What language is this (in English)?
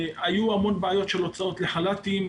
Hebrew